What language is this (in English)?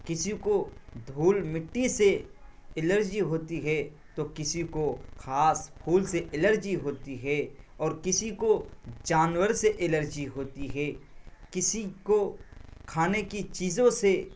Urdu